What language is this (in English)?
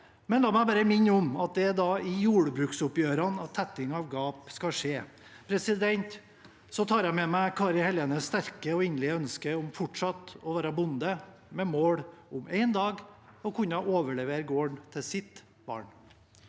Norwegian